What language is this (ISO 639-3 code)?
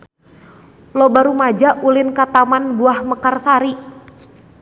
sun